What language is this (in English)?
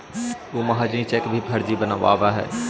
Magahi